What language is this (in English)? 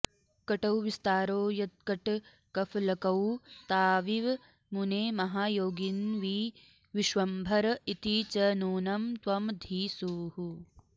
Sanskrit